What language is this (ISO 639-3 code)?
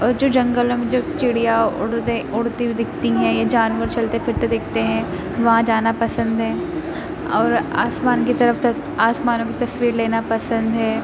urd